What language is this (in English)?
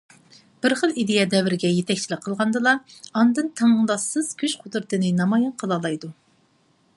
Uyghur